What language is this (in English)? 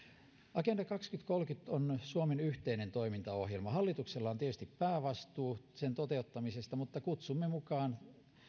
Finnish